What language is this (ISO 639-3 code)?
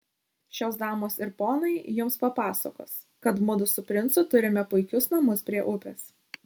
lit